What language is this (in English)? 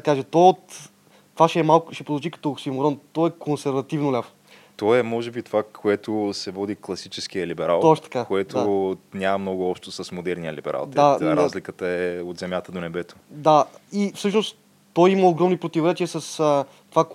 Bulgarian